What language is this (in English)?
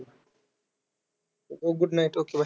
Marathi